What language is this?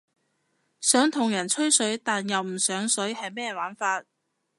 Cantonese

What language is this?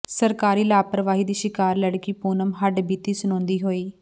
Punjabi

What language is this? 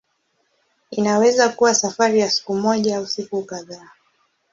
Swahili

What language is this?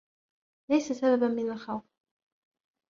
Arabic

